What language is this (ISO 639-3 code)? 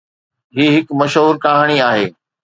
snd